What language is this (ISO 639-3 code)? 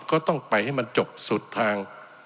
tha